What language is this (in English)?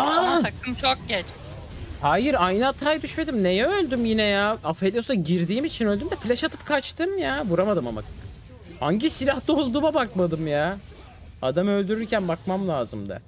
Turkish